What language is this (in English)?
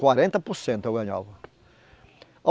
Portuguese